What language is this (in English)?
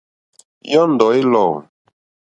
Mokpwe